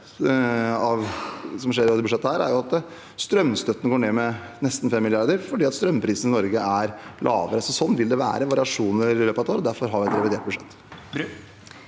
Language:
Norwegian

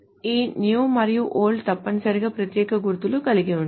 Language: Telugu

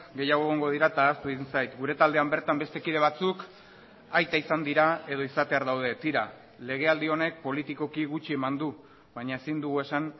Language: Basque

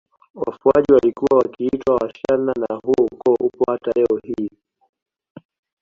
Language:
Swahili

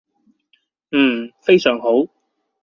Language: Cantonese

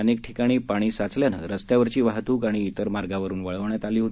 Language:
Marathi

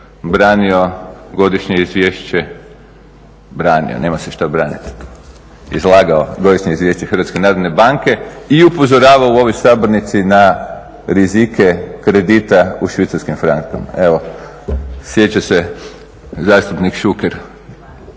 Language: Croatian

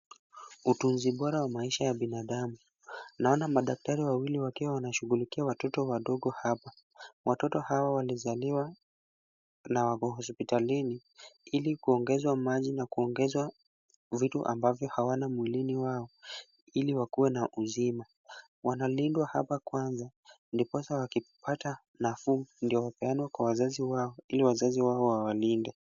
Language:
Swahili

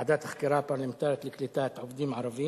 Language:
Hebrew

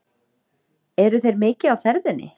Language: Icelandic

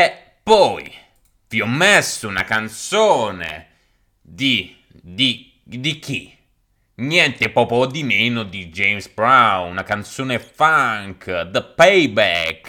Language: Italian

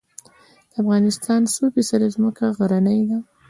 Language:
Pashto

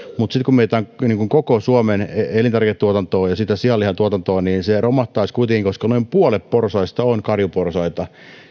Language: Finnish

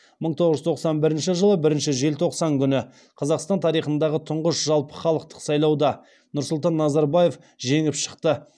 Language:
Kazakh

